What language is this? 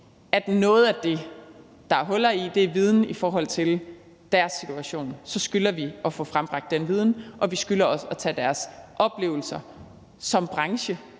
Danish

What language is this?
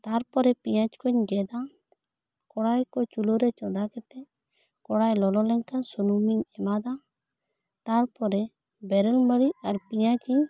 Santali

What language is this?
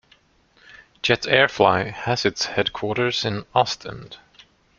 English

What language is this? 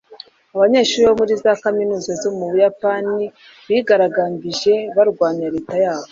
Kinyarwanda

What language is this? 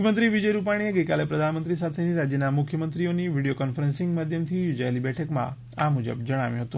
Gujarati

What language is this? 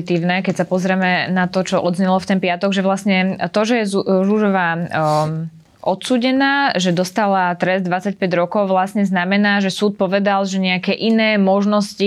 Slovak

